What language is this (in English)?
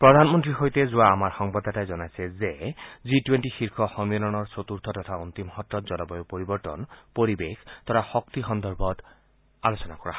Assamese